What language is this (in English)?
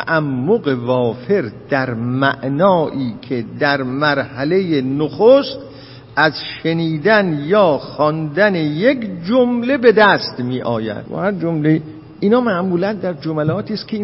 Persian